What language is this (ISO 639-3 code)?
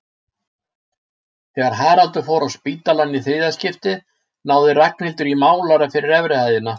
isl